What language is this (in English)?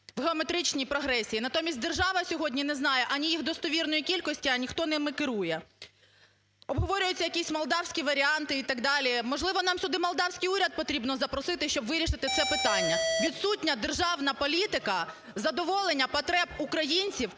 Ukrainian